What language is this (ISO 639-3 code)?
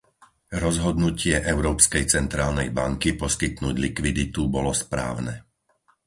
slk